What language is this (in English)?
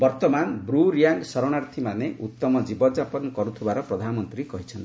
Odia